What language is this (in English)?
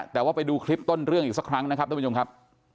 Thai